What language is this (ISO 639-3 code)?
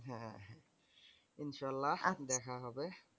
ben